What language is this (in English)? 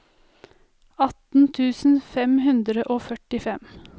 Norwegian